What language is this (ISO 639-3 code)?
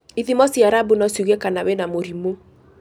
kik